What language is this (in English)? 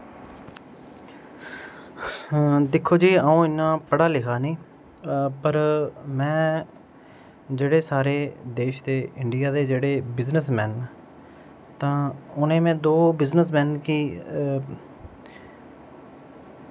Dogri